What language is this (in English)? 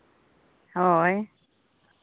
Santali